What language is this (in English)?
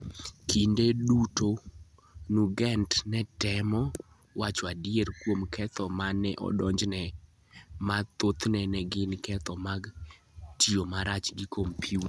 Luo (Kenya and Tanzania)